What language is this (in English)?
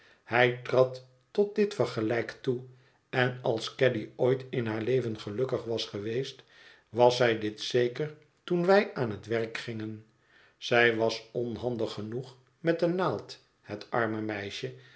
Dutch